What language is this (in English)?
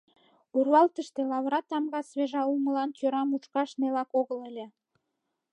Mari